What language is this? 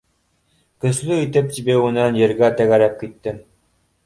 Bashkir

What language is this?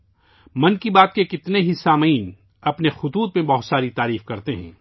Urdu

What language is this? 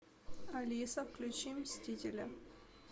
Russian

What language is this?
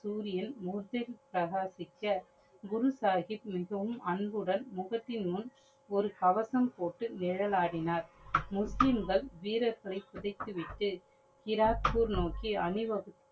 Tamil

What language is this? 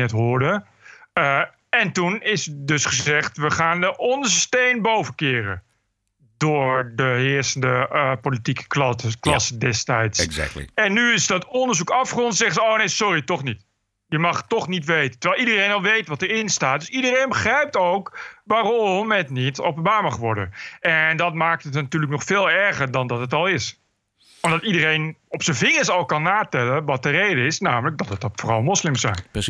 Dutch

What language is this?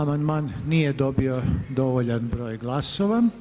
Croatian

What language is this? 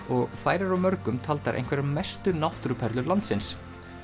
Icelandic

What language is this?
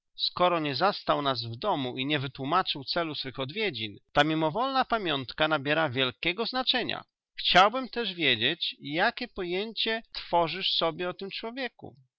Polish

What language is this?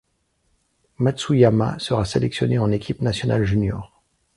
French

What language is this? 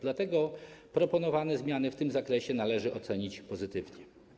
Polish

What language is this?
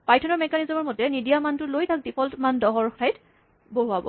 Assamese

